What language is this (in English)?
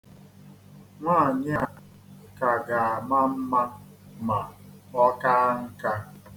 Igbo